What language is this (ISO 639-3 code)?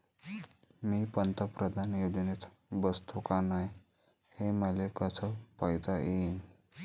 mar